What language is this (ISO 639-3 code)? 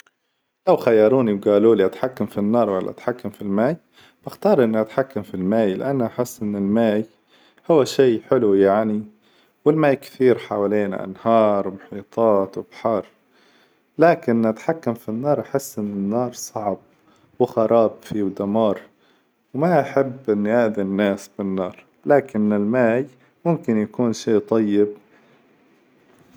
acw